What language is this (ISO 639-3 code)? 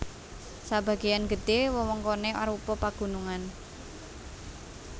jav